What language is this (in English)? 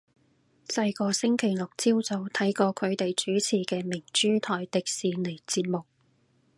Cantonese